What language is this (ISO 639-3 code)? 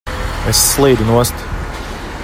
lav